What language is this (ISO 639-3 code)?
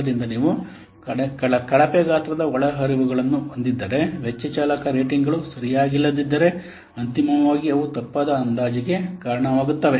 kan